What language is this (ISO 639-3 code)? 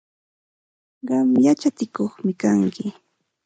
qxt